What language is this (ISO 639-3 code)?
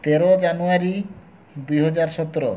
ori